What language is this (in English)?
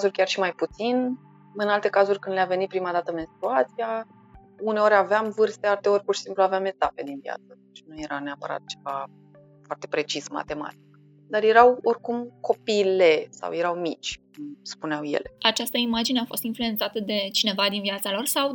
Romanian